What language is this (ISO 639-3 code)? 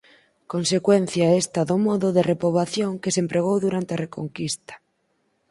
glg